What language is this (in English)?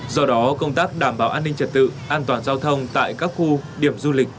Vietnamese